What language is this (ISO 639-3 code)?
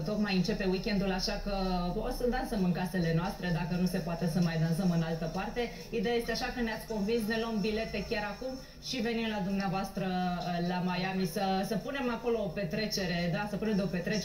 ron